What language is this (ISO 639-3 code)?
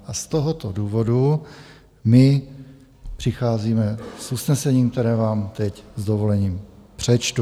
ces